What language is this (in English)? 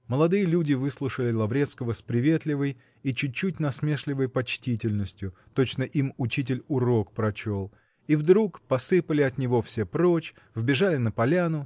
Russian